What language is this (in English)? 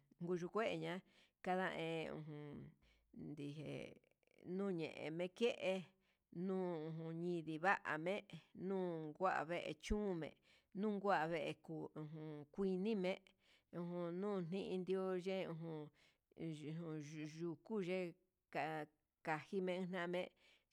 Huitepec Mixtec